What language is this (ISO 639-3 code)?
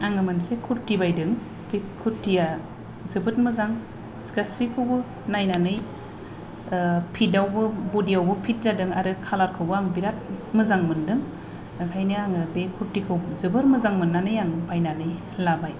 brx